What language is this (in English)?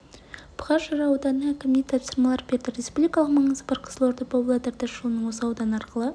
Kazakh